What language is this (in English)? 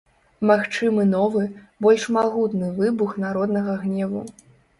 Belarusian